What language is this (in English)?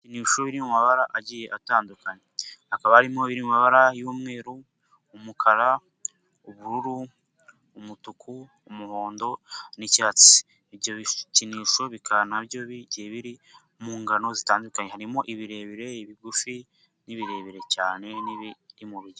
Kinyarwanda